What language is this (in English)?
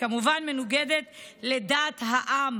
Hebrew